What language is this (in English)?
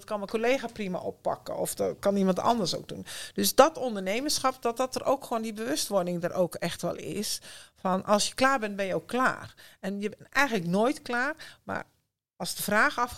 Dutch